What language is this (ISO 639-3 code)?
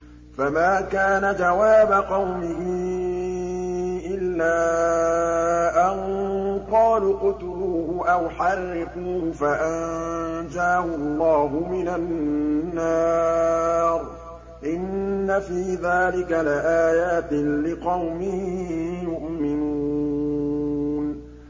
ara